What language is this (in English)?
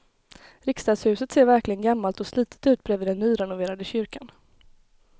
Swedish